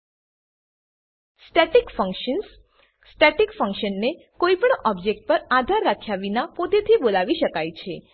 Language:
Gujarati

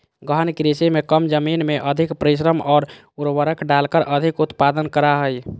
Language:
Magahi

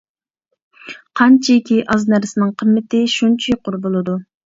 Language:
Uyghur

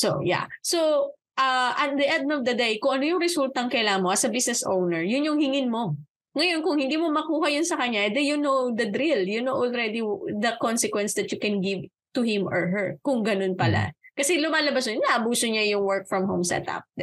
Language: Filipino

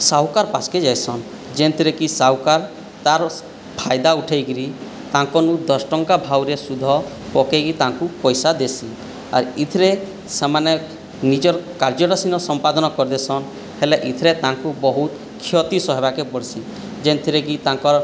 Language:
Odia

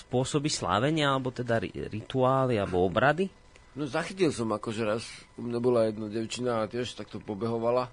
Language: Slovak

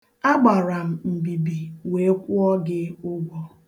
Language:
Igbo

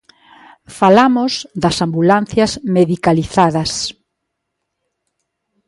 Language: Galician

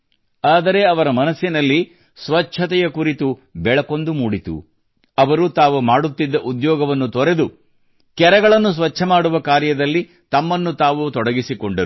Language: Kannada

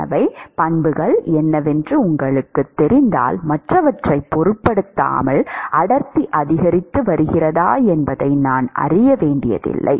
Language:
Tamil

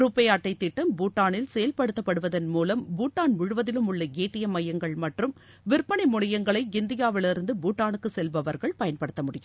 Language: Tamil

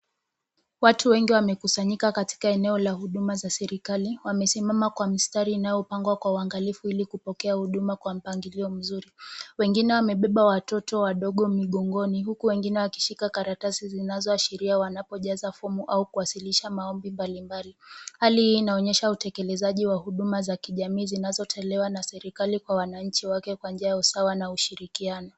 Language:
Swahili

